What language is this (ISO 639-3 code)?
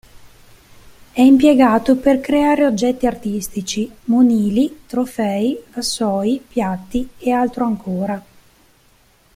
ita